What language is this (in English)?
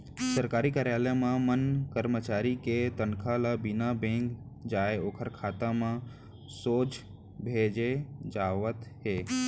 Chhattisgarhi